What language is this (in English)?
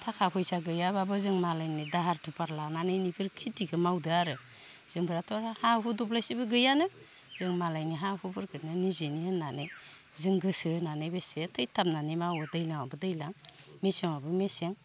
Bodo